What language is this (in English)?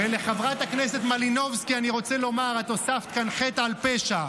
Hebrew